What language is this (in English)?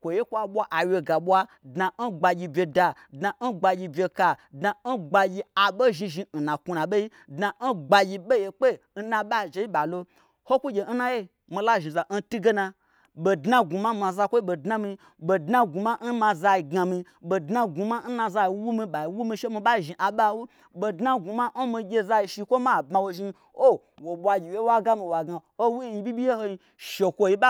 Gbagyi